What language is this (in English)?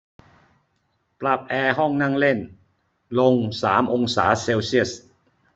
Thai